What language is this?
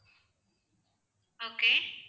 Tamil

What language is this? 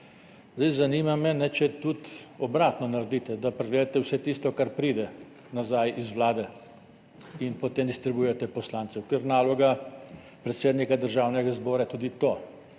Slovenian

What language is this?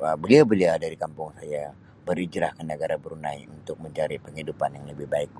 Sabah Malay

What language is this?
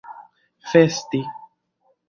Esperanto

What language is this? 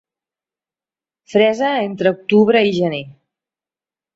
Catalan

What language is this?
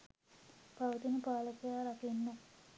Sinhala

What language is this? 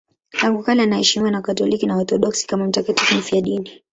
Swahili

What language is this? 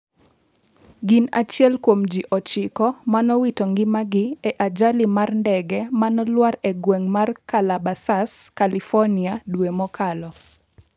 Luo (Kenya and Tanzania)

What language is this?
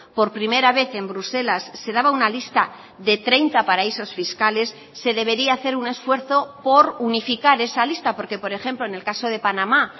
Spanish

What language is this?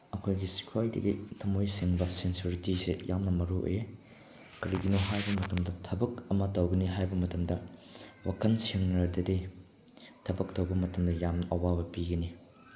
Manipuri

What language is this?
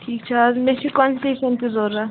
Kashmiri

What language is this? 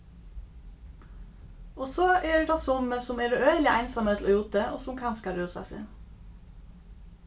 Faroese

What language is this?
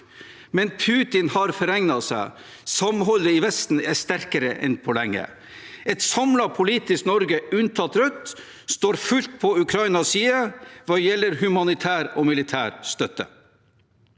Norwegian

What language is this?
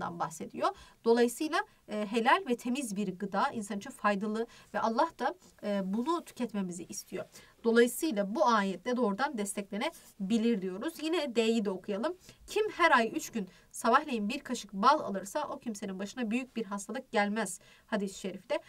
Turkish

